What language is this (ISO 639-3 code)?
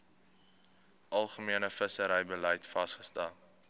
afr